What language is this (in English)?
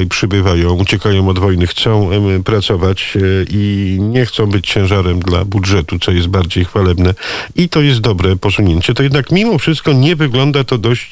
Polish